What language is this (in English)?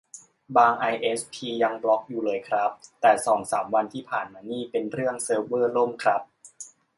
Thai